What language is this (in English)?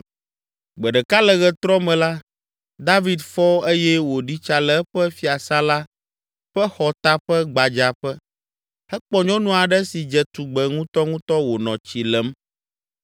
Ewe